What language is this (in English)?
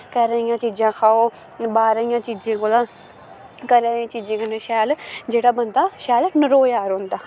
Dogri